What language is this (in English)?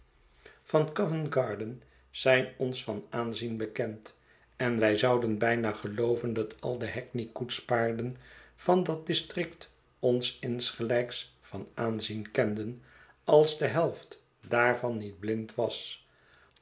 Dutch